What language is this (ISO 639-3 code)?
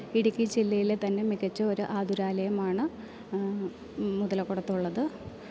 mal